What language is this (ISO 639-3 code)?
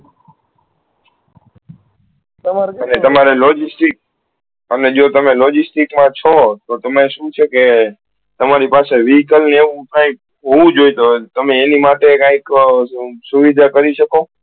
guj